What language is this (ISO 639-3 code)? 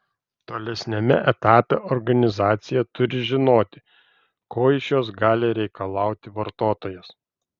lit